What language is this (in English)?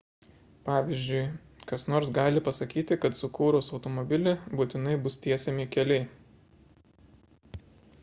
Lithuanian